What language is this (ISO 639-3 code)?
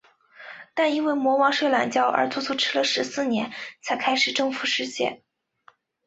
zho